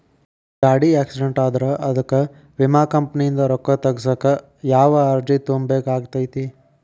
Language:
Kannada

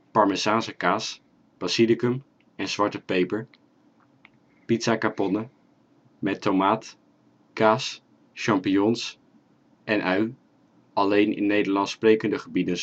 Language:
Dutch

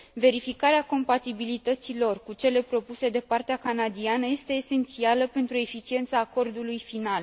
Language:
Romanian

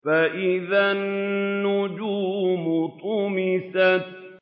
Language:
Arabic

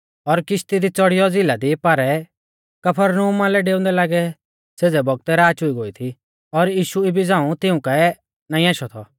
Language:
Mahasu Pahari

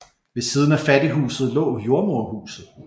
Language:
Danish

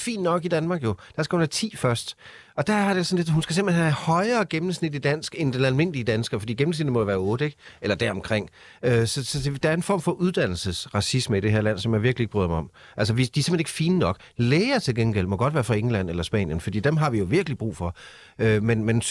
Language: Danish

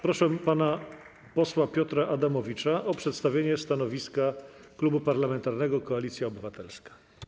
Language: Polish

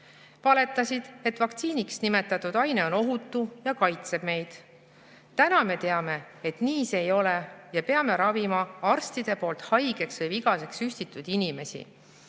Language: Estonian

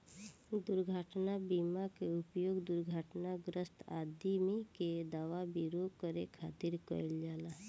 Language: Bhojpuri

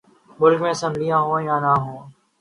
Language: Urdu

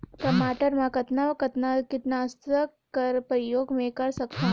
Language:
Chhattisgarhi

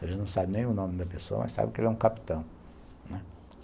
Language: Portuguese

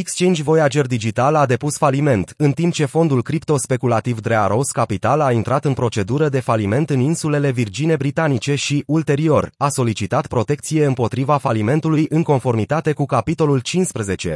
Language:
Romanian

